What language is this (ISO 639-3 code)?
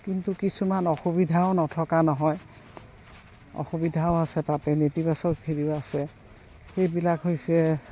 asm